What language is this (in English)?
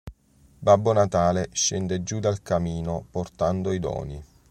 Italian